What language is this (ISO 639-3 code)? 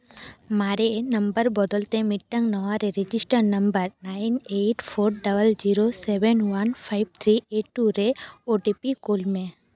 sat